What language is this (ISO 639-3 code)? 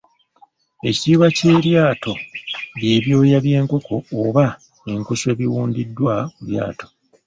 lug